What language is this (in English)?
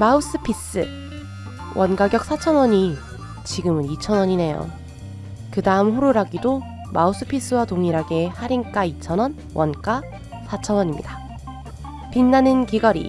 Korean